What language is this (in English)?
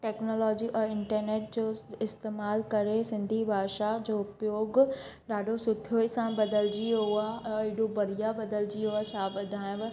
Sindhi